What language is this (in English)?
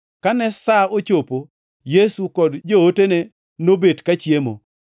Luo (Kenya and Tanzania)